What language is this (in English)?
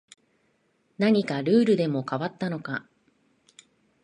Japanese